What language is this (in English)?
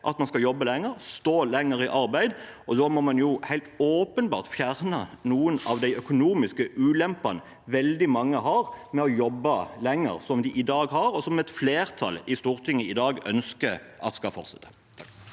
Norwegian